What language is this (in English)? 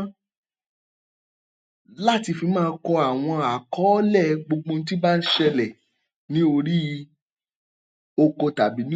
Yoruba